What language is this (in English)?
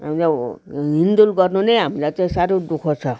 Nepali